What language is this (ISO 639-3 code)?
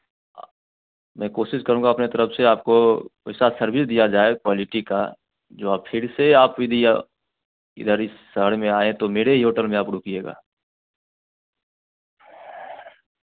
hin